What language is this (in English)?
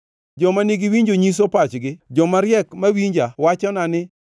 Luo (Kenya and Tanzania)